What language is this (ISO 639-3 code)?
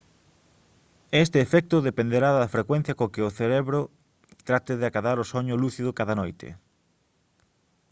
glg